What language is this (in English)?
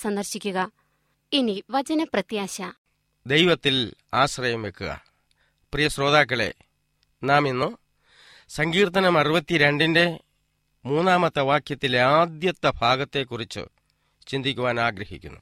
Malayalam